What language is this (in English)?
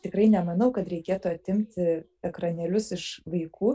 Lithuanian